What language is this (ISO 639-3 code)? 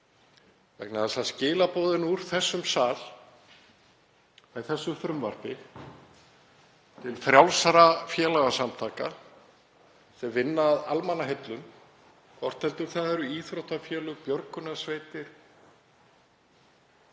isl